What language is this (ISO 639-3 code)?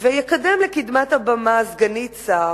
heb